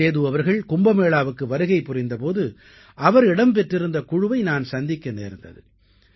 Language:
Tamil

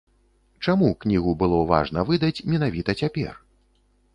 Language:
Belarusian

